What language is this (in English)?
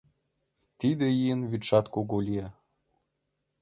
Mari